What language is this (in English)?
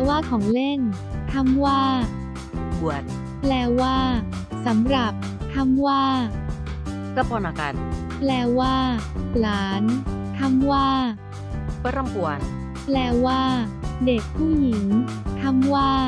Thai